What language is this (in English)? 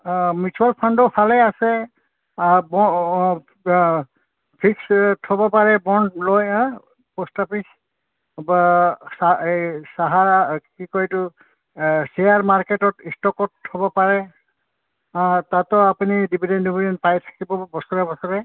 Assamese